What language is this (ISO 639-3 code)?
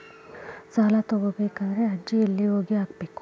kan